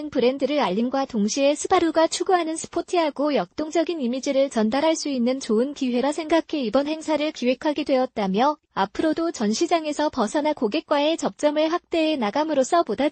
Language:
Korean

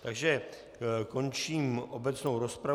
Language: Czech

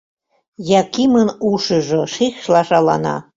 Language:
Mari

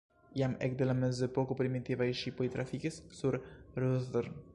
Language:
Esperanto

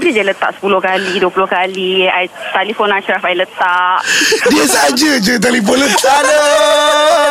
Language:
Malay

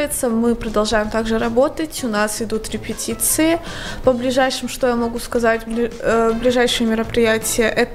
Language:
Russian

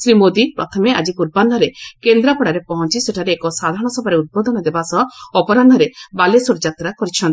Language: Odia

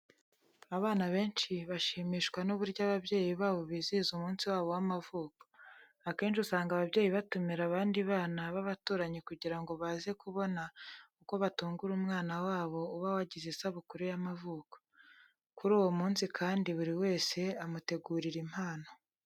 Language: Kinyarwanda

